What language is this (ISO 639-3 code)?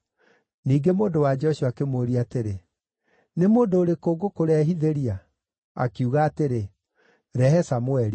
kik